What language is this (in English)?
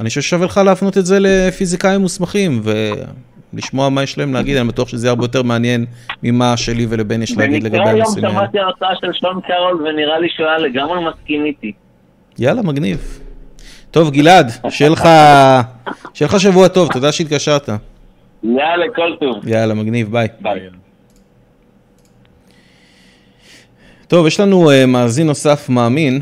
Hebrew